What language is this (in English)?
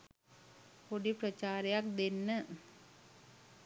Sinhala